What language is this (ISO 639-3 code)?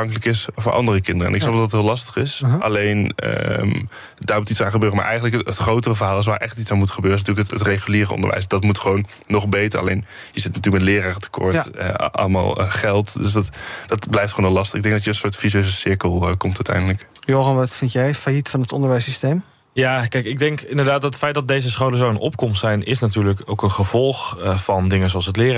nld